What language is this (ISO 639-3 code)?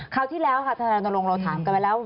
tha